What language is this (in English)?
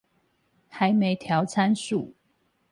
Chinese